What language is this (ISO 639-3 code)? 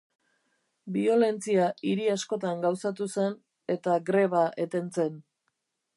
eus